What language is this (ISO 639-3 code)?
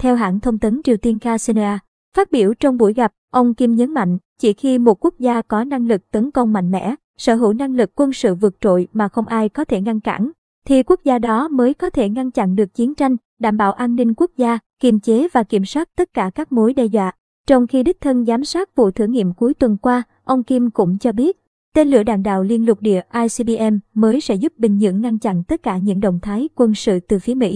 vie